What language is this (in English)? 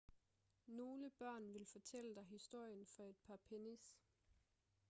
Danish